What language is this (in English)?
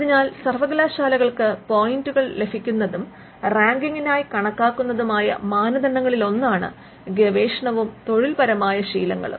Malayalam